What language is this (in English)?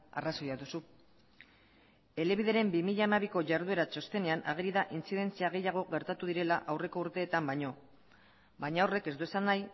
Basque